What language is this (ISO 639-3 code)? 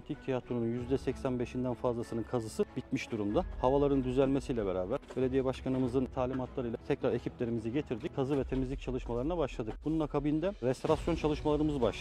tur